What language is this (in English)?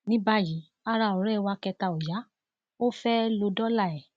Yoruba